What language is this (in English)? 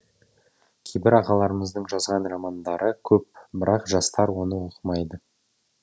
Kazakh